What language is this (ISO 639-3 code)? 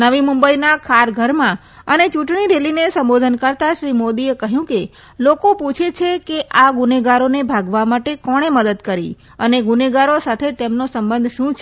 guj